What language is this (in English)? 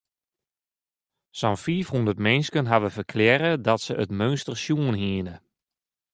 Western Frisian